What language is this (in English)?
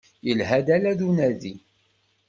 Kabyle